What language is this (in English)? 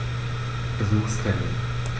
German